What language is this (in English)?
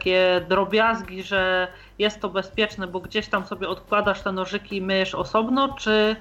Polish